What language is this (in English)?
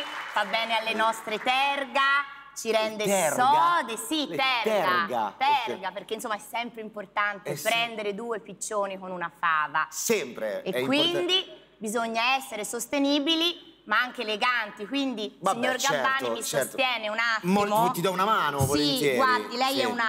Italian